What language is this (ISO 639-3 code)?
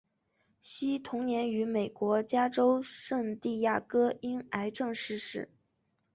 zho